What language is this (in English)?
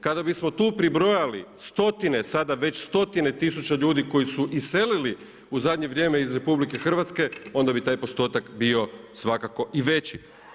Croatian